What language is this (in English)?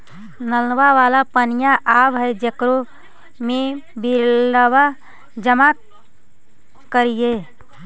Magahi